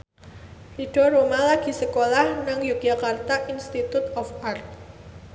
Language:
Javanese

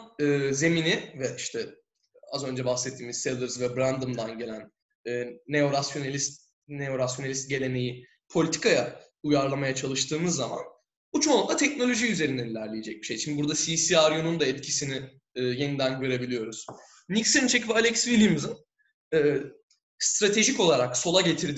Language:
Turkish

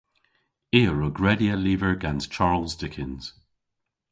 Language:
Cornish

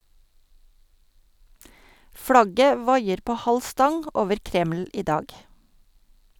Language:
Norwegian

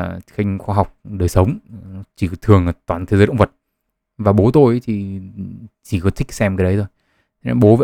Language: Vietnamese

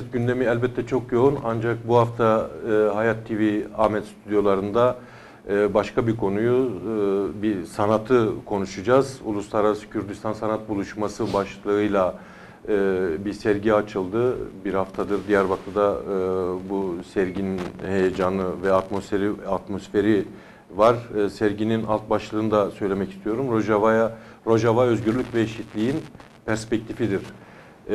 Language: Turkish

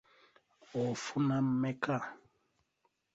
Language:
Ganda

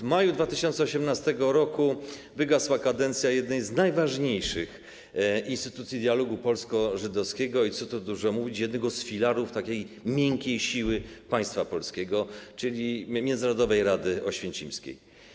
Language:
Polish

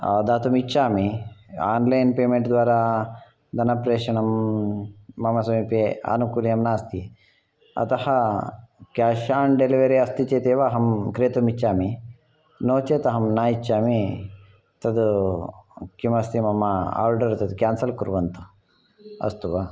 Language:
Sanskrit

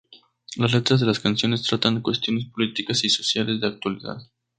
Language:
Spanish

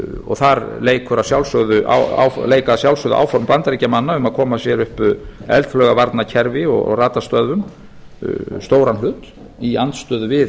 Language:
Icelandic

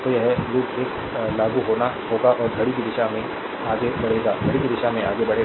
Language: Hindi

